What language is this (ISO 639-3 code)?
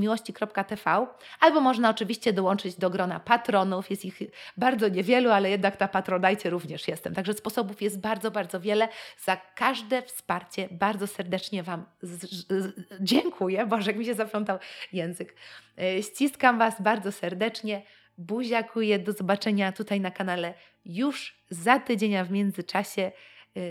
pol